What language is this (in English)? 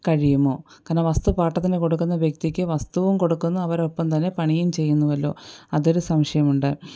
Malayalam